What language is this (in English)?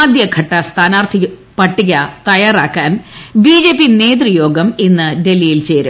Malayalam